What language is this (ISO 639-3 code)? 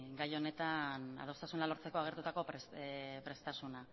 eus